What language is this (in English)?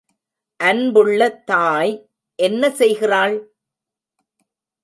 Tamil